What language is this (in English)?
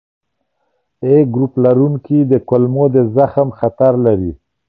Pashto